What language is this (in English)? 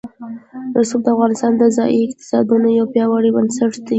Pashto